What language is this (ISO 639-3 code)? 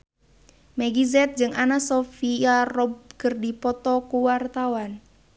sun